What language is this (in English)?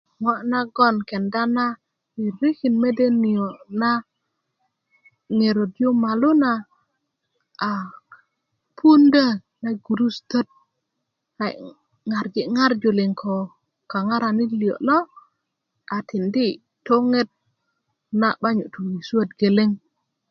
Kuku